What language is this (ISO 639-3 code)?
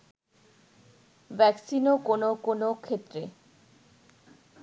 ben